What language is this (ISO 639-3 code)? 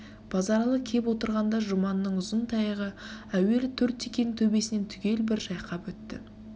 kaz